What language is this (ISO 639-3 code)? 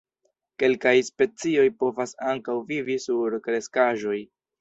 epo